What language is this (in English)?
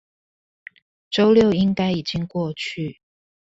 Chinese